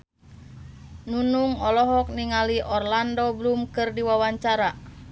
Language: Sundanese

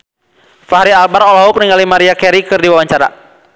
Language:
Sundanese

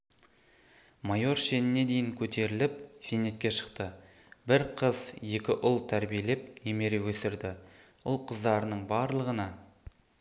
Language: Kazakh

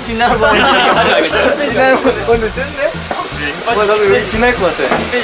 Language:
Korean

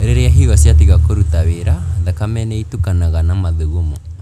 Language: Kikuyu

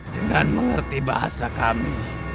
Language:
Indonesian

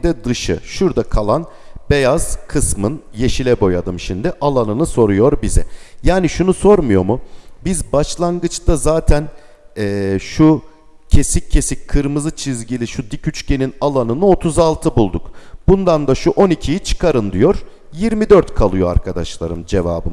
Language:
Turkish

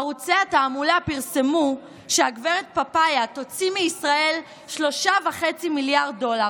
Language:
Hebrew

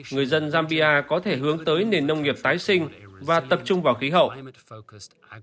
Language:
Vietnamese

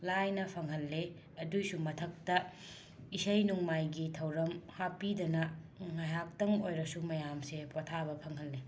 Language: Manipuri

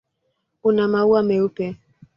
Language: Swahili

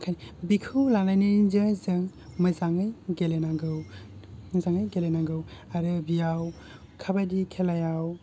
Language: Bodo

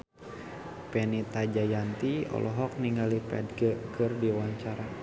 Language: Sundanese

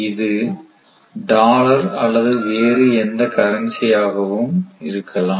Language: Tamil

